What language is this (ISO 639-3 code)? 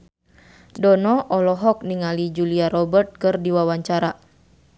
sun